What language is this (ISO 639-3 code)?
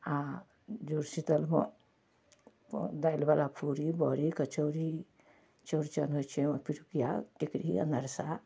mai